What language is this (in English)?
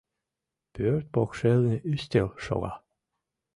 Mari